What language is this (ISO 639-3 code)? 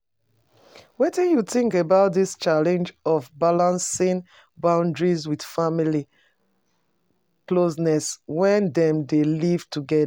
pcm